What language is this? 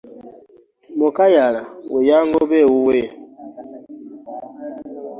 Ganda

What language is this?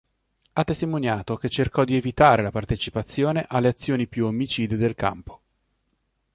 Italian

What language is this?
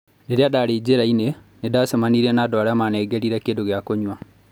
Kikuyu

